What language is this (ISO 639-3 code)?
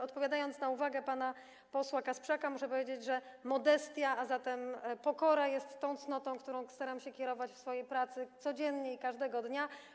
pol